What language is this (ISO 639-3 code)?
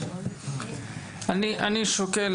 heb